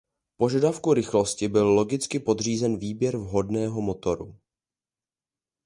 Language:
Czech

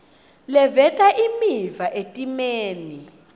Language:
Swati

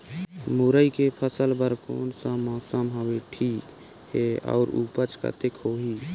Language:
Chhattisgarhi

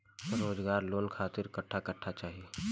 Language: Bhojpuri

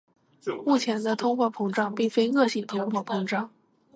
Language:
Chinese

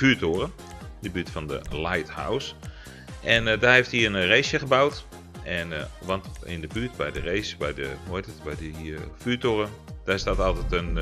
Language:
Dutch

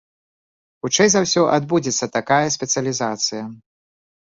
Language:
Belarusian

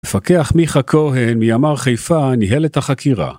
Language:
Hebrew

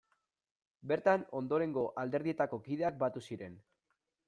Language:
Basque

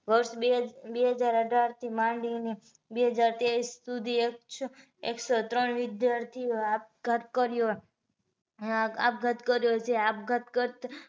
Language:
Gujarati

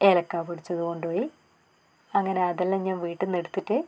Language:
Malayalam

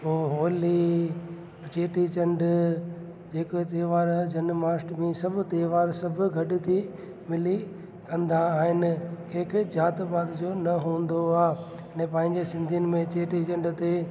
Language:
Sindhi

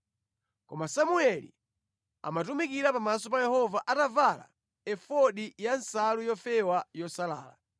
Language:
Nyanja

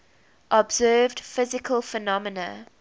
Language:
English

